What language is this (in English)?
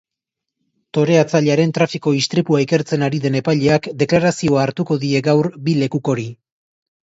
Basque